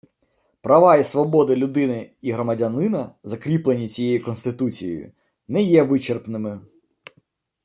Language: Ukrainian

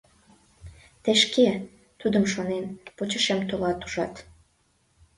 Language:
Mari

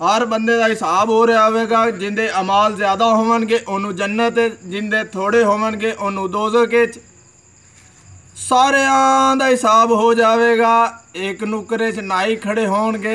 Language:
Urdu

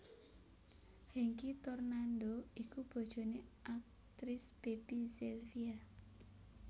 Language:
Javanese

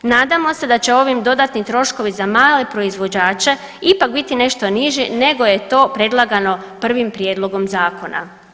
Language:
Croatian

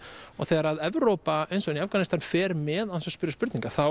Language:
Icelandic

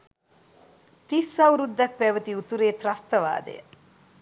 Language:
Sinhala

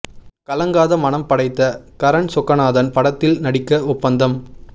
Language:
Tamil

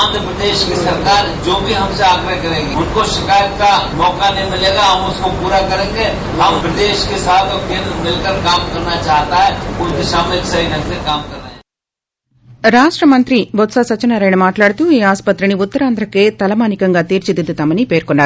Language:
Telugu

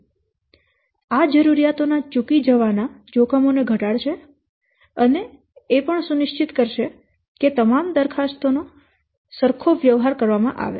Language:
Gujarati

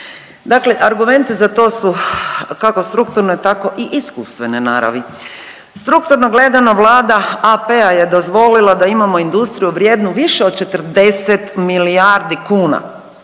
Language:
Croatian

